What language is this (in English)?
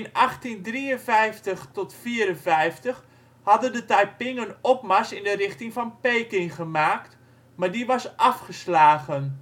Dutch